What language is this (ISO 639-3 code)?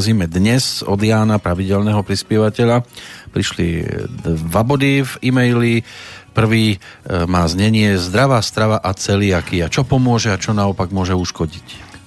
slk